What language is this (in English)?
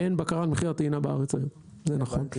Hebrew